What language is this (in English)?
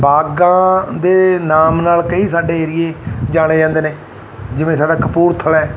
Punjabi